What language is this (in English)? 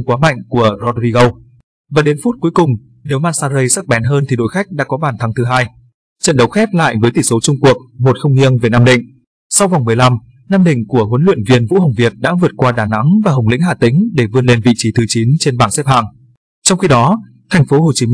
Vietnamese